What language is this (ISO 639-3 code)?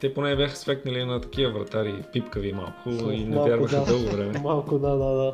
bul